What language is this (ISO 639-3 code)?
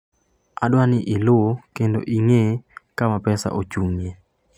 luo